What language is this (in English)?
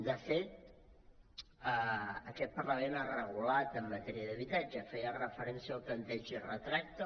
Catalan